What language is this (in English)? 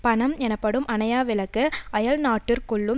Tamil